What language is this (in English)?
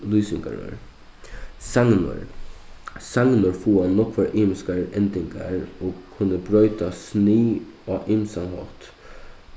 Faroese